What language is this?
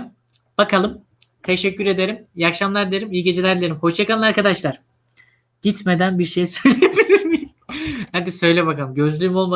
Turkish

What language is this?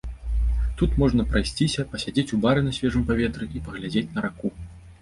Belarusian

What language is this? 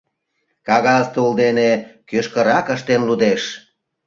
Mari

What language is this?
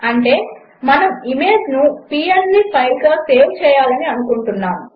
Telugu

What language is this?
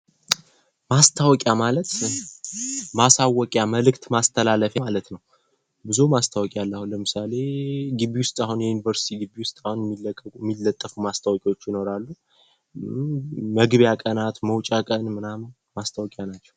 Amharic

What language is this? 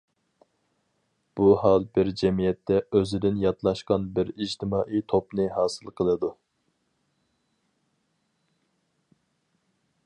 Uyghur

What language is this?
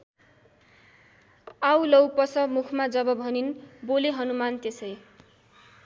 Nepali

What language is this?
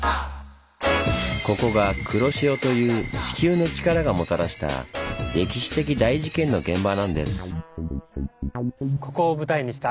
Japanese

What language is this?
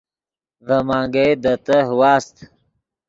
Yidgha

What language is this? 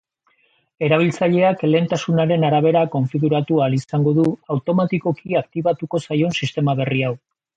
Basque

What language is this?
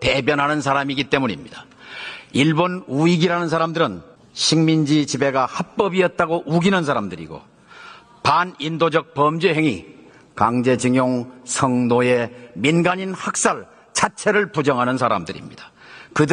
Korean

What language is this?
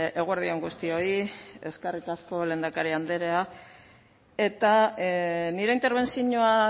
Basque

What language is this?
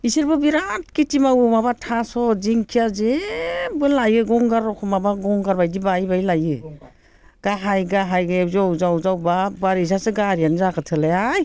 Bodo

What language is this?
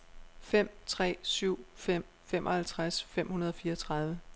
Danish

